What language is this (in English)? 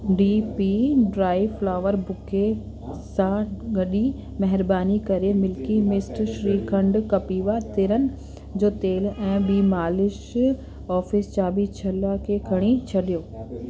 Sindhi